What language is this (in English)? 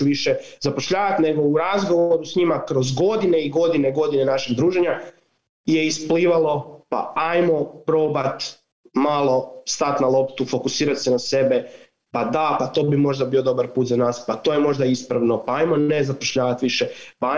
Croatian